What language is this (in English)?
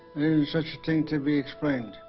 English